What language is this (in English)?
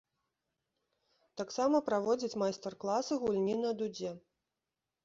Belarusian